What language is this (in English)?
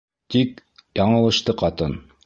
Bashkir